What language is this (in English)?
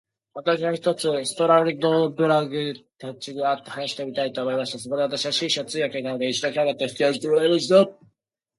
Japanese